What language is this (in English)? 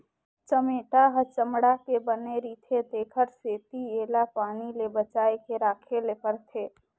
Chhattisgarhi